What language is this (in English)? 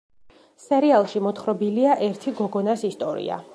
Georgian